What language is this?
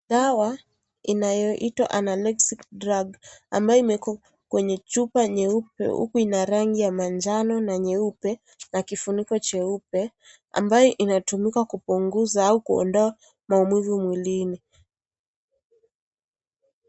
Swahili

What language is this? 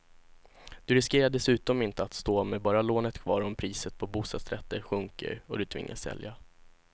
Swedish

